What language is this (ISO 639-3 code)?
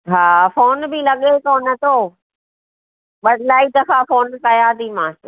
snd